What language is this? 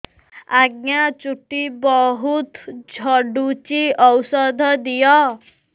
Odia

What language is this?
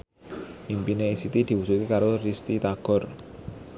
Javanese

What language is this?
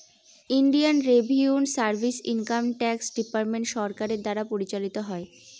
Bangla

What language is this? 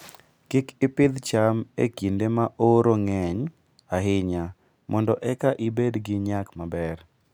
Luo (Kenya and Tanzania)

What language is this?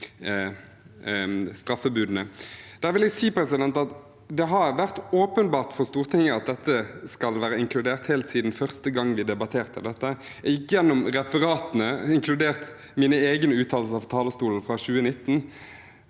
Norwegian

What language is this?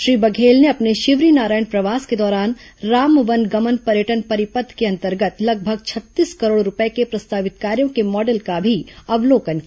Hindi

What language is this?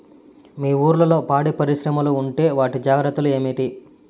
Telugu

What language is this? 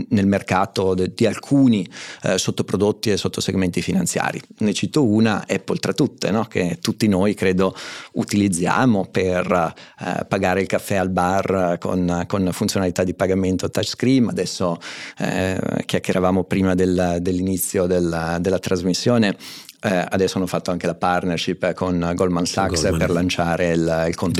Italian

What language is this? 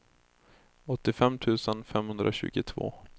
Swedish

